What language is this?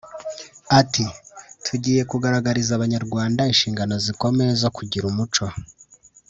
Kinyarwanda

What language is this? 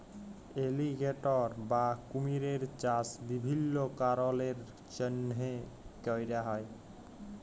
Bangla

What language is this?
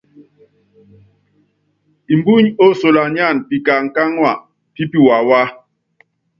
Yangben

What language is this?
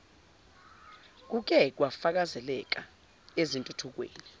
Zulu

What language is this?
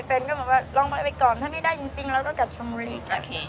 Thai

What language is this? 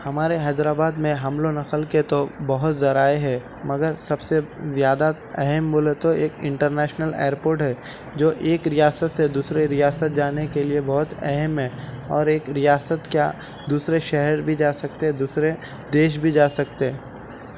Urdu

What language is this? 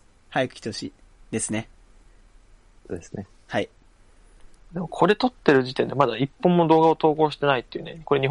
Japanese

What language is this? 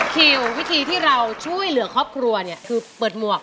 Thai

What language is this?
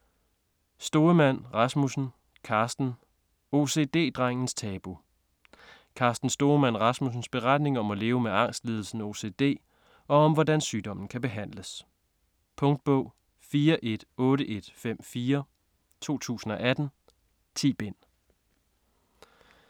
Danish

